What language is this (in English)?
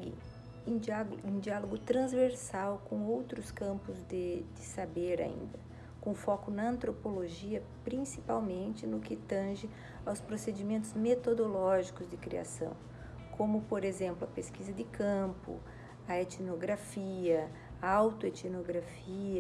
Portuguese